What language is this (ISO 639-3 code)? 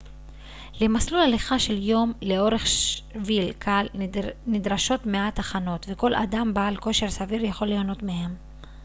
heb